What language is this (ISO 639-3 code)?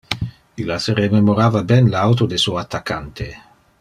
ina